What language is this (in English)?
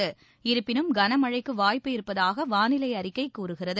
Tamil